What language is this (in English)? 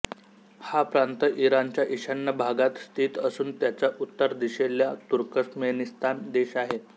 Marathi